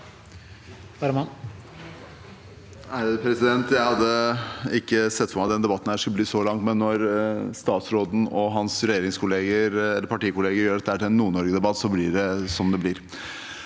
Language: Norwegian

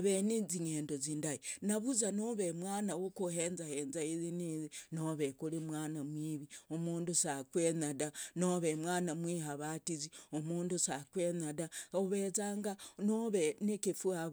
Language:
Logooli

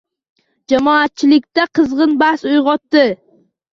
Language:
Uzbek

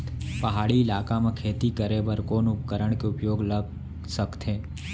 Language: Chhattisgarhi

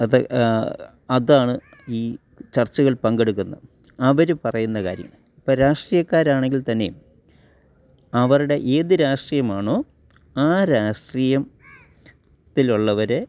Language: Malayalam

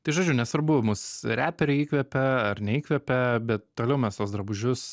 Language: Lithuanian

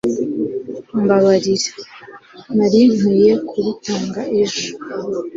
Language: Kinyarwanda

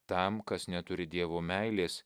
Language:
Lithuanian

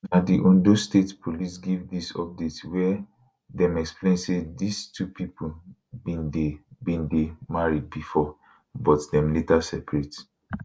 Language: Nigerian Pidgin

